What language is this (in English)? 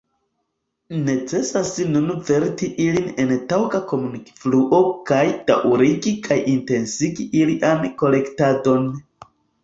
Esperanto